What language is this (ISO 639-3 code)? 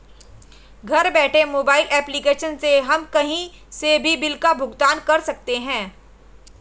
hin